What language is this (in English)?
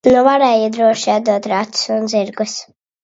Latvian